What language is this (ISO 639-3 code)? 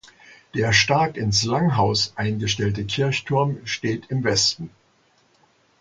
deu